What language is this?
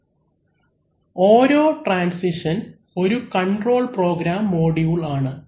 Malayalam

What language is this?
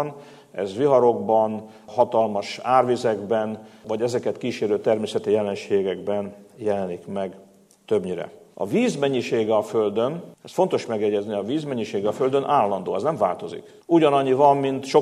Hungarian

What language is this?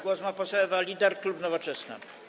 Polish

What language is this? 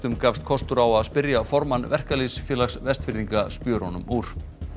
Icelandic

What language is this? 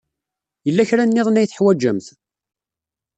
Kabyle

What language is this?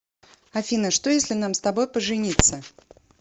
Russian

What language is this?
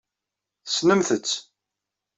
Kabyle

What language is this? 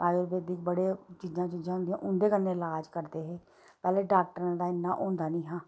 Dogri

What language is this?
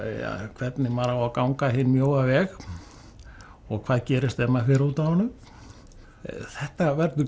Icelandic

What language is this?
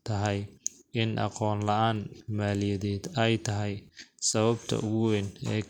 Somali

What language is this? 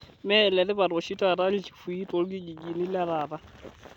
Masai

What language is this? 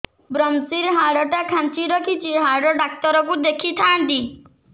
Odia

